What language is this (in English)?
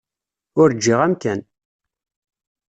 Kabyle